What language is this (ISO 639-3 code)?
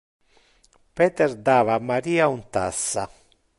ina